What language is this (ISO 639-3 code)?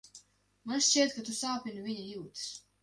lav